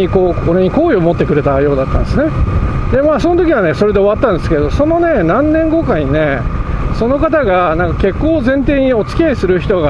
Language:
Japanese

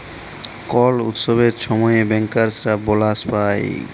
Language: Bangla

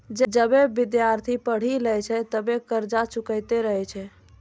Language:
Maithili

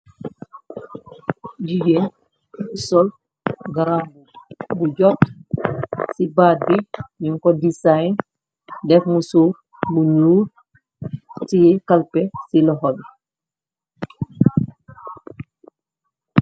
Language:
Wolof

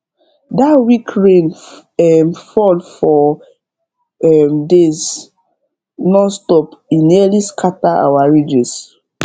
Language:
Nigerian Pidgin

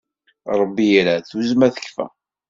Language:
Kabyle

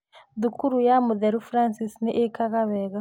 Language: Kikuyu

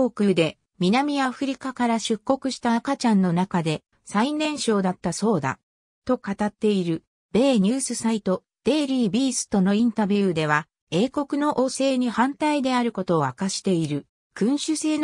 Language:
Japanese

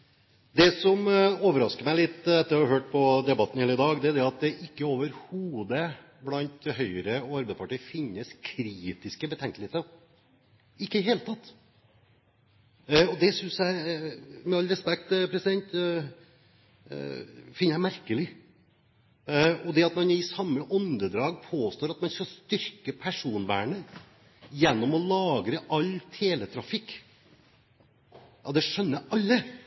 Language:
Norwegian Bokmål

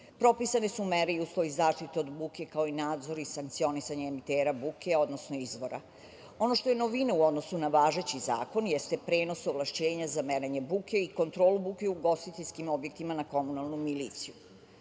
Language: Serbian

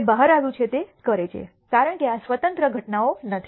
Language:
Gujarati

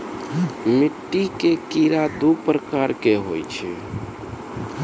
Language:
Maithili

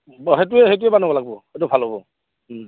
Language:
Assamese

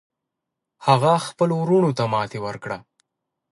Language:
Pashto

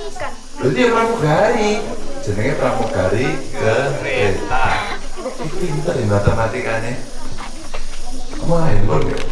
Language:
Indonesian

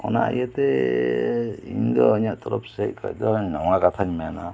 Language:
Santali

